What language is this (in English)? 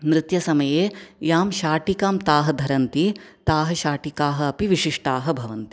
Sanskrit